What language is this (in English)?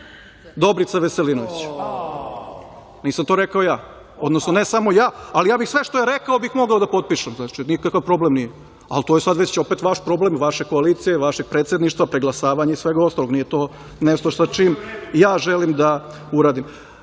Serbian